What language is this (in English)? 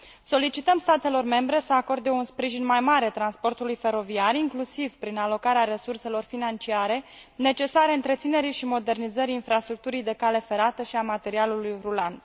Romanian